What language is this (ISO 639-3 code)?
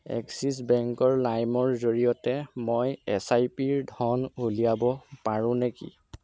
asm